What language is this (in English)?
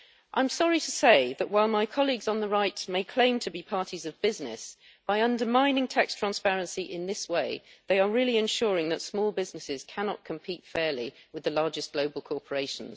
English